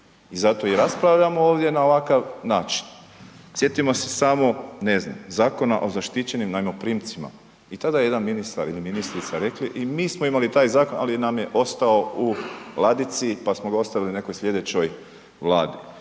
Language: Croatian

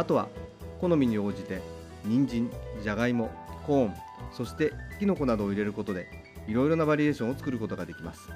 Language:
Japanese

